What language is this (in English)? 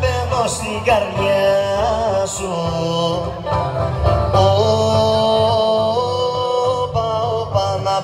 Greek